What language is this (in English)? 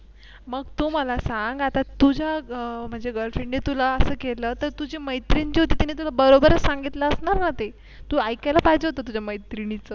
Marathi